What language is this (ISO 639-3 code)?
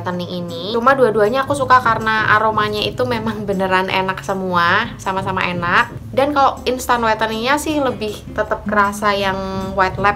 ind